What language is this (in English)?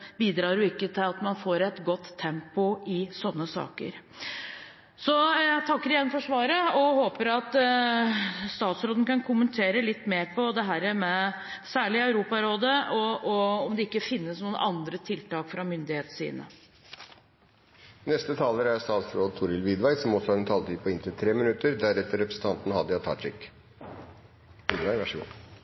Norwegian Bokmål